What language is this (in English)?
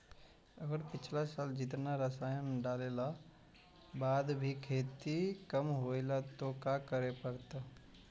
Magahi